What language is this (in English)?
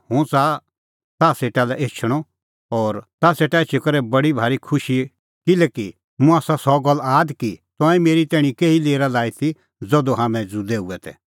Kullu Pahari